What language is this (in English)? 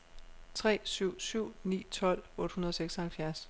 Danish